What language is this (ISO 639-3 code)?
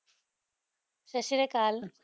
pan